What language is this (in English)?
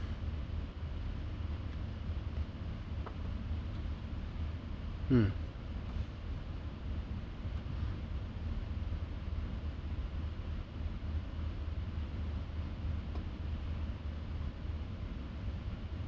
English